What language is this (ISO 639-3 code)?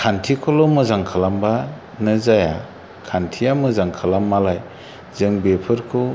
brx